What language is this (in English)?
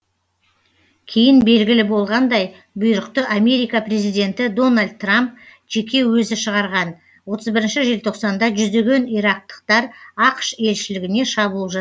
Kazakh